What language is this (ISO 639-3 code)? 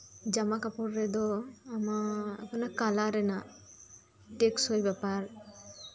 sat